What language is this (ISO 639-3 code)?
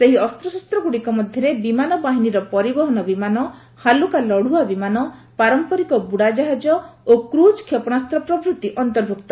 ori